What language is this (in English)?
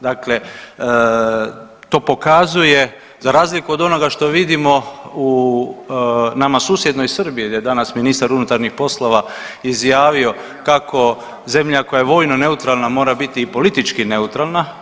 Croatian